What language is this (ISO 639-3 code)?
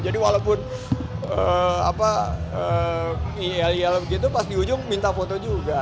ind